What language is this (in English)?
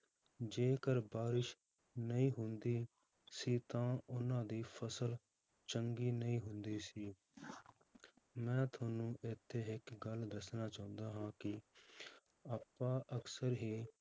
Punjabi